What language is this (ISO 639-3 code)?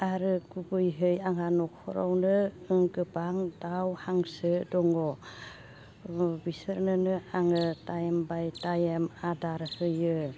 brx